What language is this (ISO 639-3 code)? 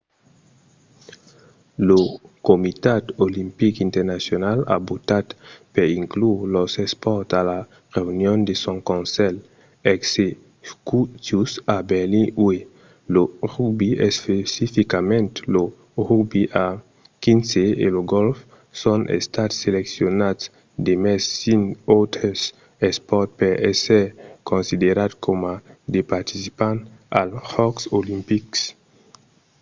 oci